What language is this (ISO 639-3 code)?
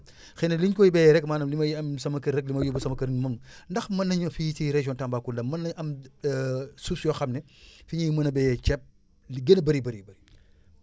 wol